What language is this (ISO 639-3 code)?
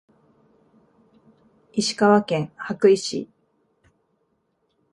jpn